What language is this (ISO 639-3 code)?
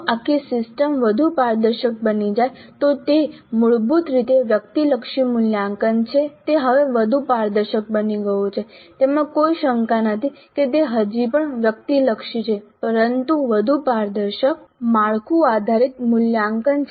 guj